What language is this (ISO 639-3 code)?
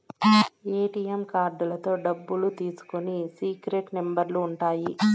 tel